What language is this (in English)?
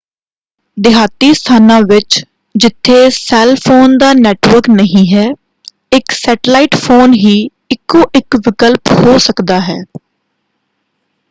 Punjabi